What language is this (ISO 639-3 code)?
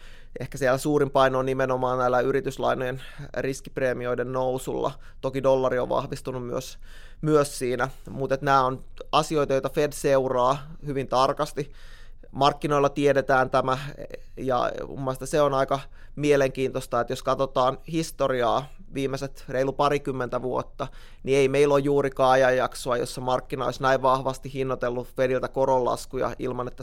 fin